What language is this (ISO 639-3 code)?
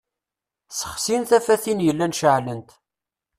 kab